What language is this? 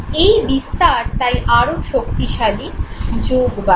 Bangla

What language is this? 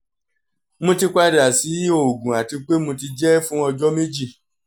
Yoruba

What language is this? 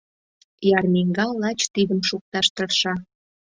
Mari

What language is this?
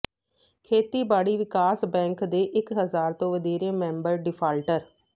Punjabi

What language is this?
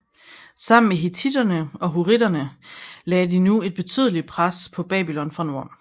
Danish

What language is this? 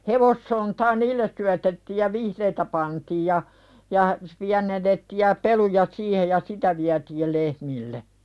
Finnish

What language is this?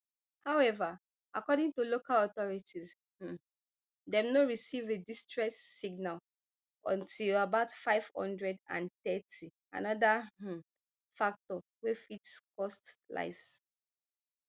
Nigerian Pidgin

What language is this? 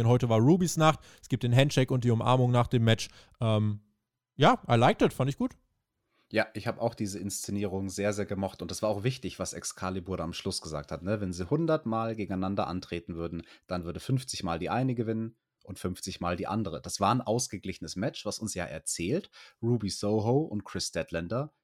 German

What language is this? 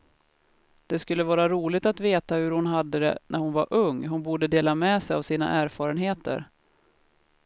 Swedish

